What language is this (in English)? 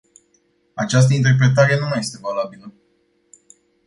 Romanian